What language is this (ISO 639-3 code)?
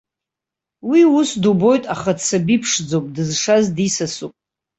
abk